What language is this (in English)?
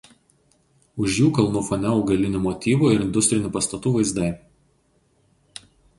Lithuanian